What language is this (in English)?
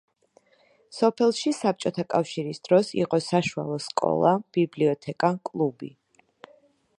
Georgian